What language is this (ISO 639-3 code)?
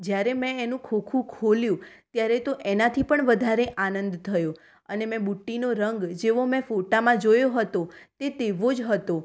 guj